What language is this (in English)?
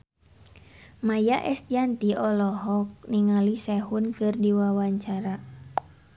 Sundanese